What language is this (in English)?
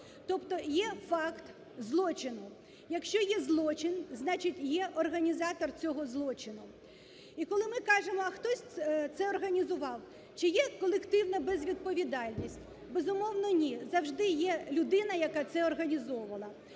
Ukrainian